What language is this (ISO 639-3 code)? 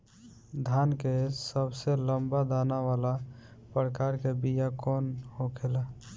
bho